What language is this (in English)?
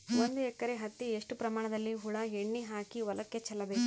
Kannada